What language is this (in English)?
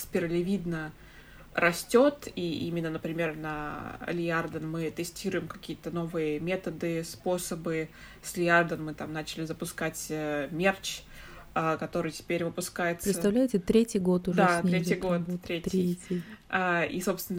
Russian